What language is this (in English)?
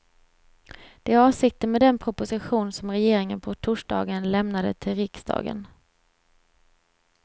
Swedish